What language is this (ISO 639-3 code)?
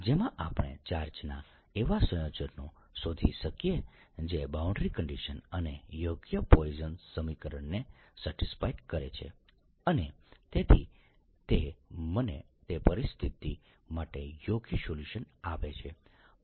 guj